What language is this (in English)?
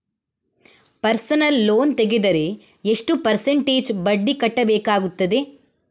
Kannada